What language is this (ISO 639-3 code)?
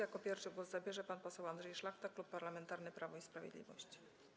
pol